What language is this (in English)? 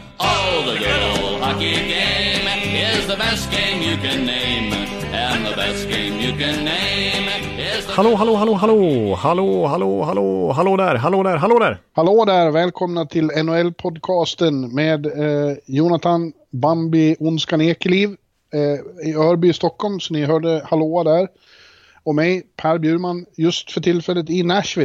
Swedish